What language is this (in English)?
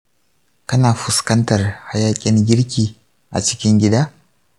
Hausa